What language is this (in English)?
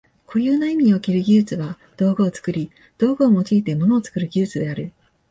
Japanese